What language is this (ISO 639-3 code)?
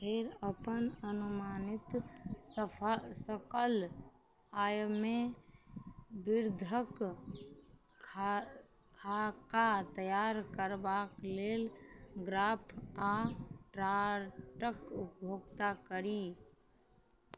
mai